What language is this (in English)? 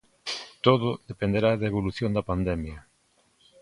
Galician